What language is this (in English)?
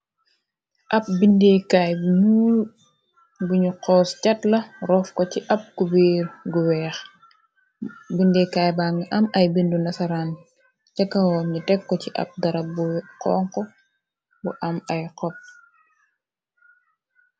Wolof